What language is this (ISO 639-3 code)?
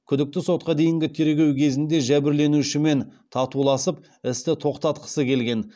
kaz